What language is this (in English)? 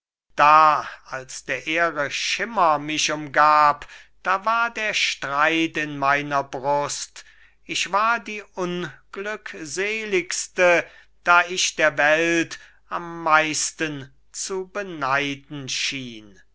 German